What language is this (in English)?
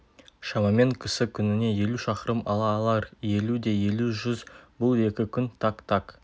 Kazakh